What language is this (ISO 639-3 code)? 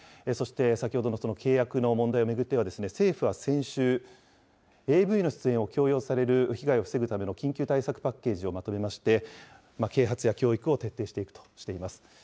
jpn